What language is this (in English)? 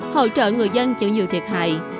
Vietnamese